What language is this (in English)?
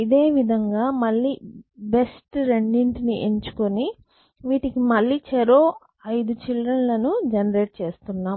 Telugu